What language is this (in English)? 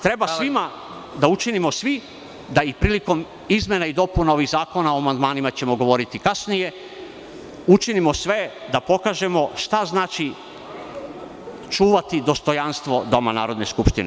Serbian